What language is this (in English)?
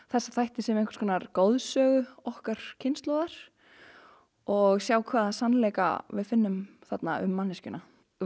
Icelandic